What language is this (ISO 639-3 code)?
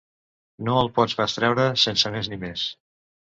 cat